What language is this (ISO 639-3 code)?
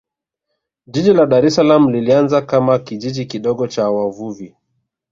swa